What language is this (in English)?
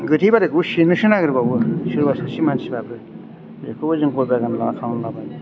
Bodo